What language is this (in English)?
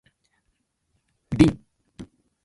Japanese